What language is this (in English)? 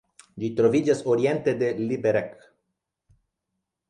Esperanto